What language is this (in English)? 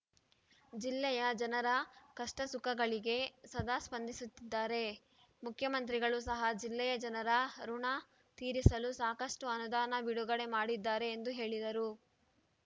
Kannada